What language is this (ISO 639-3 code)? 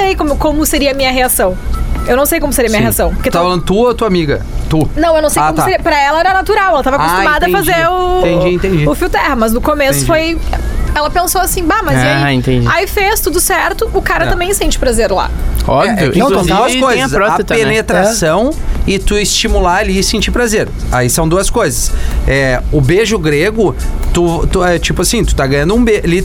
por